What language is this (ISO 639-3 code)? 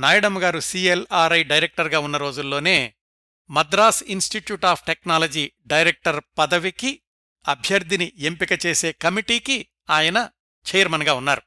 tel